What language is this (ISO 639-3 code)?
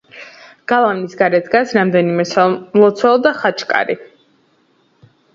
kat